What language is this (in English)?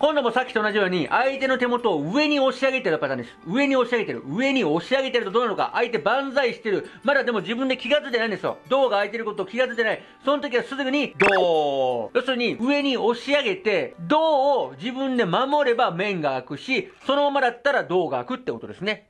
Japanese